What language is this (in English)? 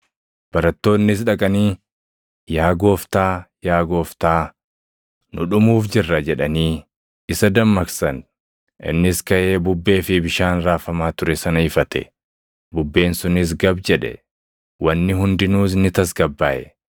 Oromo